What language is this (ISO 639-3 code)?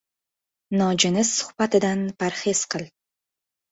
uzb